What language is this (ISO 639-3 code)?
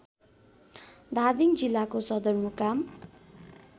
nep